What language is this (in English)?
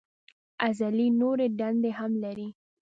Pashto